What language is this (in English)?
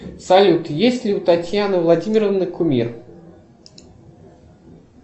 Russian